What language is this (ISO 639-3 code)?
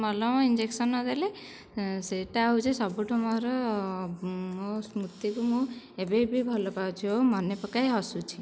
ori